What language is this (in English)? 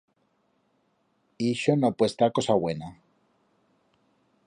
Aragonese